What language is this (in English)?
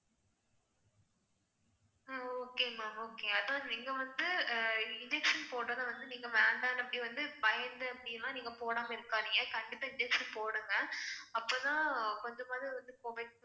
Tamil